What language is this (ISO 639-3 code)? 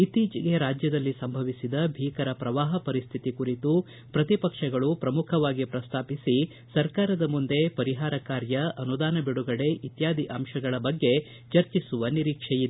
kan